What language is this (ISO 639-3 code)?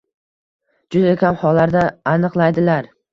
uzb